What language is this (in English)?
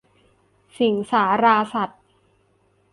Thai